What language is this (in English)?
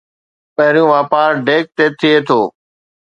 Sindhi